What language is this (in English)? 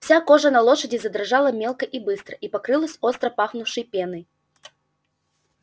Russian